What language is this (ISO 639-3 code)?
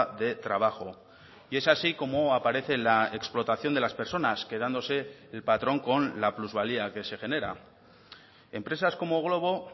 spa